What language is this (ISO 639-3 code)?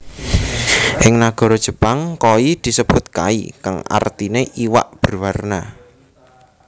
jav